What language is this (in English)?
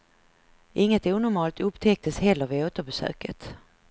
Swedish